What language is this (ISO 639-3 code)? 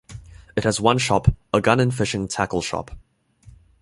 eng